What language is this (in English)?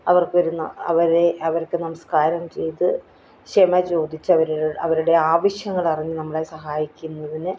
Malayalam